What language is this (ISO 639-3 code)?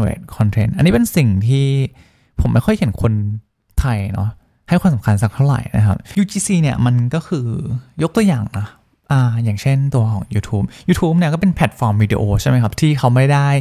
tha